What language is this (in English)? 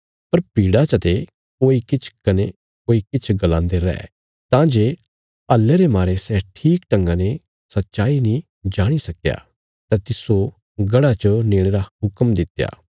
Bilaspuri